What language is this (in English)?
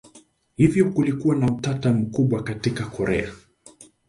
Swahili